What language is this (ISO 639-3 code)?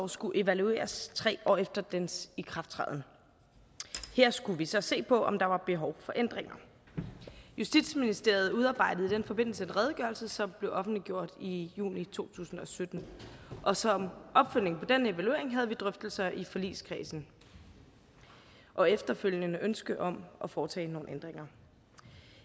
dan